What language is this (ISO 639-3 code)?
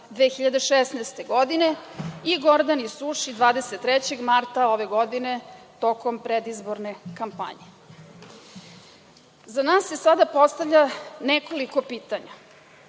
srp